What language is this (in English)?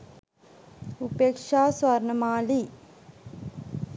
Sinhala